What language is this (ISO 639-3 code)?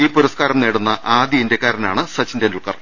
mal